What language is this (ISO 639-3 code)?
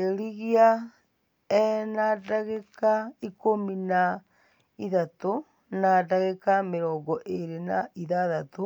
kik